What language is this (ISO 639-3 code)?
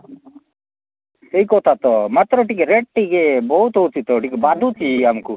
ori